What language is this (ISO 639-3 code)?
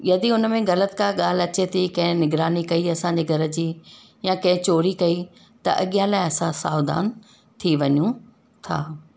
snd